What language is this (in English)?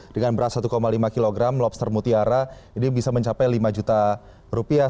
Indonesian